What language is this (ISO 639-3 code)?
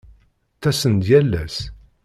kab